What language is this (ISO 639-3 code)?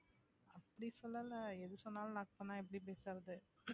tam